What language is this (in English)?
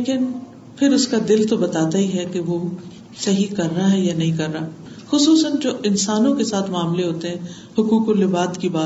Urdu